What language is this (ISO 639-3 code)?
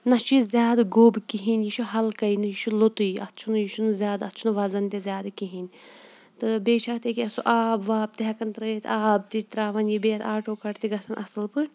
kas